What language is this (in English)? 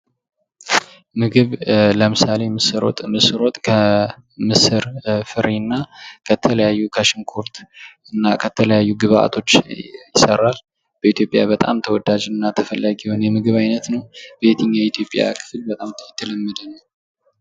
Amharic